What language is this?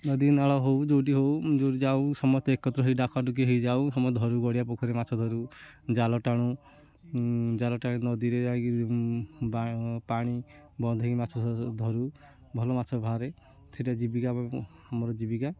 Odia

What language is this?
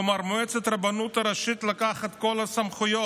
Hebrew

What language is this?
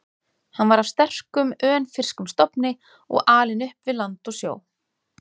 Icelandic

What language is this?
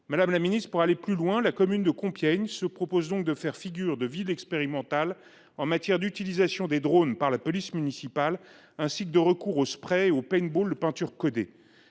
French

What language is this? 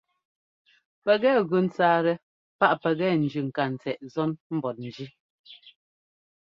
Ngomba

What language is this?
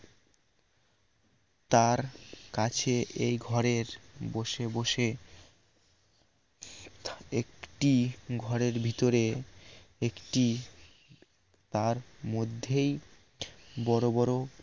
Bangla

